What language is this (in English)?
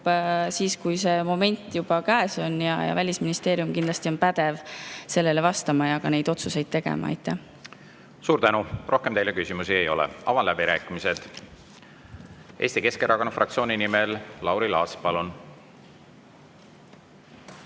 Estonian